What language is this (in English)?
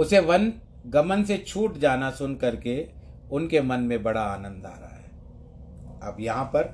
Hindi